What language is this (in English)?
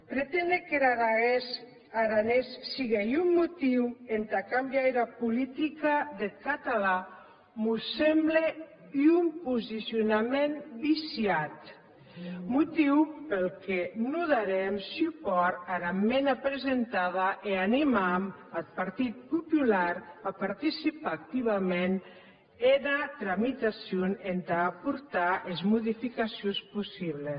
Catalan